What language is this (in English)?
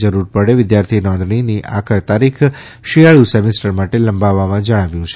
Gujarati